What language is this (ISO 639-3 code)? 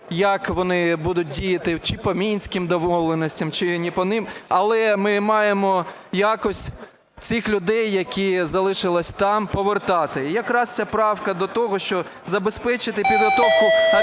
ukr